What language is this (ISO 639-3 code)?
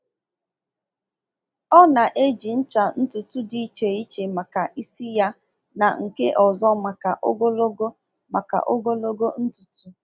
ibo